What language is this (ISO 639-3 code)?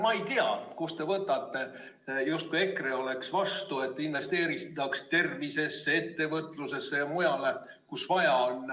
est